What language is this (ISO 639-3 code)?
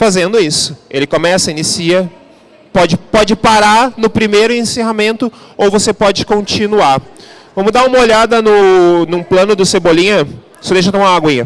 por